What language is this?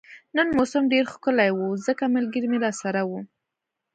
Pashto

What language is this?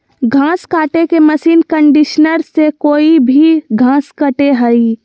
Magahi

